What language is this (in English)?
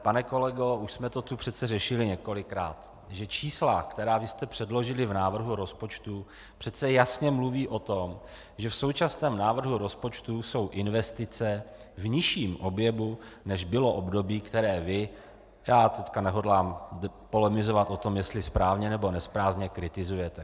Czech